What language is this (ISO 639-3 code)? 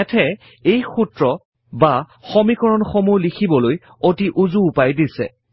asm